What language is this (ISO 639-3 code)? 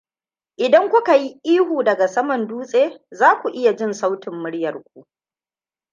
hau